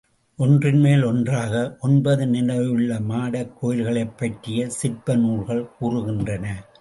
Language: Tamil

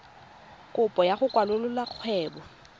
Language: Tswana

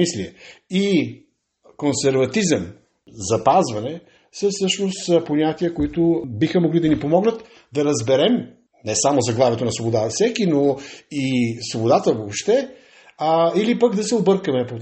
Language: Bulgarian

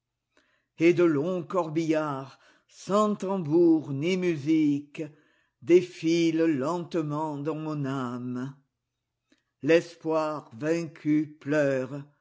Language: French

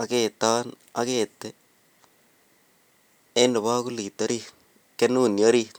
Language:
Kalenjin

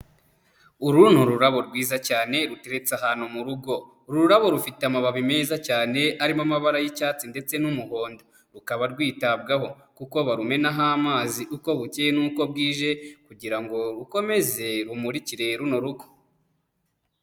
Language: Kinyarwanda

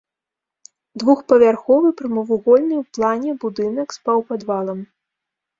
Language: Belarusian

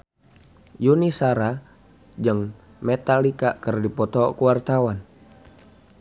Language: Sundanese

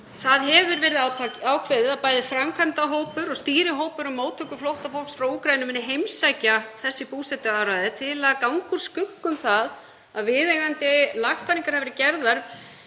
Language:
Icelandic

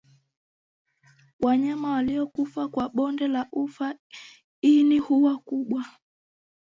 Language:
Swahili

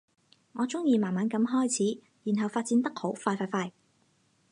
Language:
Cantonese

